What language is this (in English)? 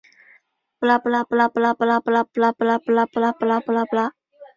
Chinese